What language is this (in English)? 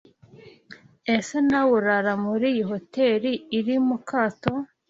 Kinyarwanda